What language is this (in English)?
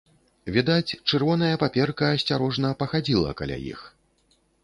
Belarusian